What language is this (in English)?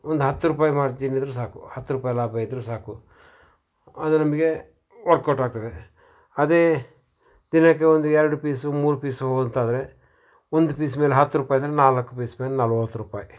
Kannada